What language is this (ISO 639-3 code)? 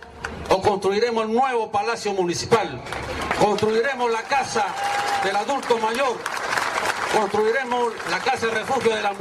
spa